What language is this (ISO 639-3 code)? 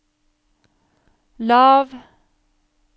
nor